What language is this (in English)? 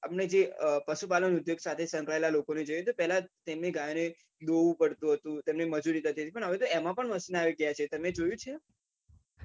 Gujarati